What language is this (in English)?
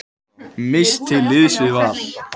Icelandic